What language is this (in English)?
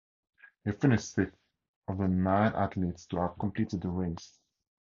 English